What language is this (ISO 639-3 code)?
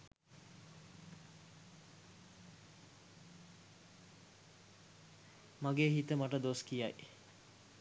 sin